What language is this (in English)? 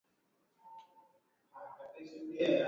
Swahili